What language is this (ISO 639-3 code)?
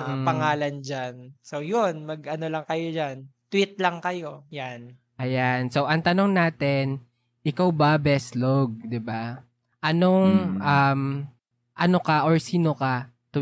fil